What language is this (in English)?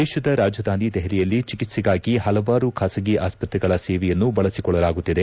Kannada